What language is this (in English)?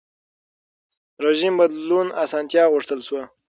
Pashto